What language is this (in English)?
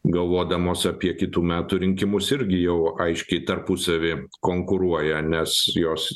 Lithuanian